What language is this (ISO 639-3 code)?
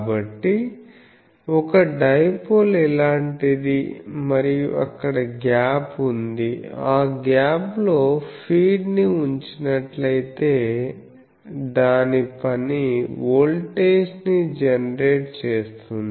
tel